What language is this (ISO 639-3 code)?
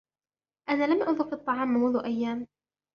ara